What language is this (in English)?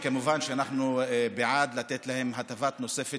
Hebrew